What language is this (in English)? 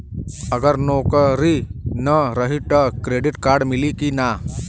Bhojpuri